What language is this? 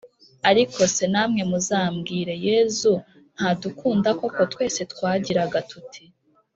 Kinyarwanda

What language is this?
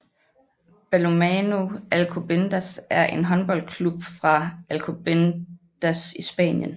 Danish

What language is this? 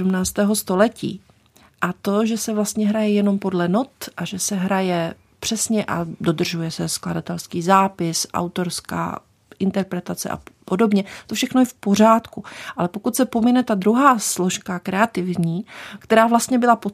Czech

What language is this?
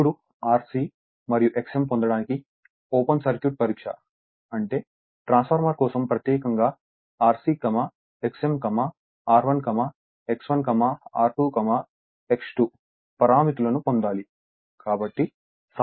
Telugu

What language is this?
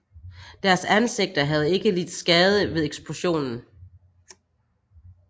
Danish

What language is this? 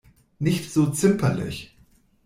German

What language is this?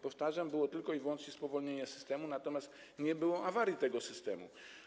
Polish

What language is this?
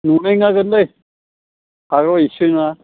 Bodo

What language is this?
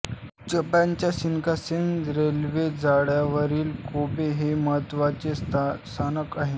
Marathi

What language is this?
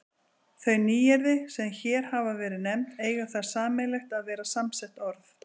Icelandic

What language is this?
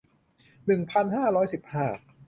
Thai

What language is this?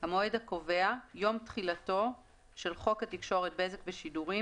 Hebrew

